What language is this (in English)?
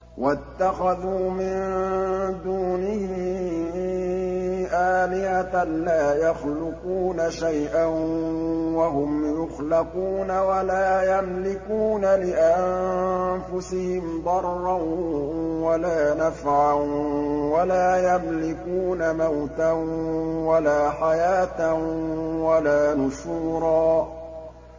Arabic